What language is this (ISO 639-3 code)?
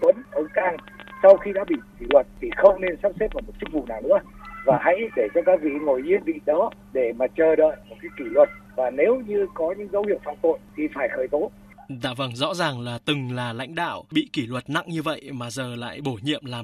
vie